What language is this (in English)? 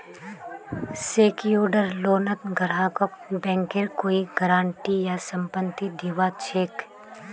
Magahi